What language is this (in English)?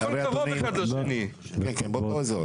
Hebrew